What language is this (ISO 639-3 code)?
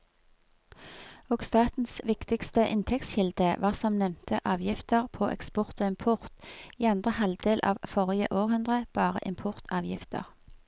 nor